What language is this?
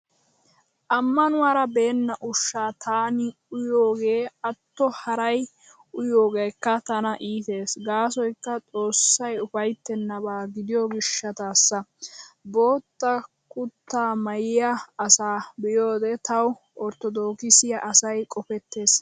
Wolaytta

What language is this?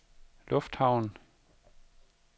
Danish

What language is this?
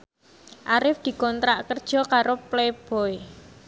Javanese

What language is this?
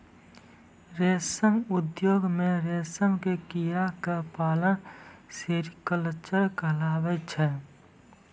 Maithili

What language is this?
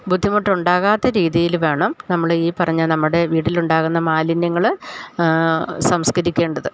Malayalam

